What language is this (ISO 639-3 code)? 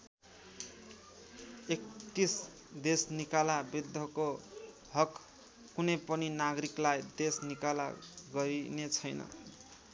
nep